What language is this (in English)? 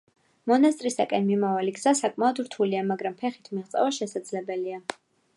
Georgian